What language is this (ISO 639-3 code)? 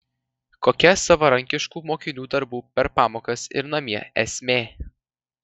lit